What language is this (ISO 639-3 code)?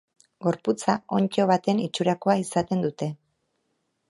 eus